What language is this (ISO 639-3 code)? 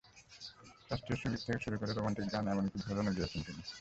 ben